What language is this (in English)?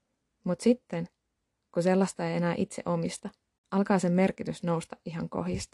Finnish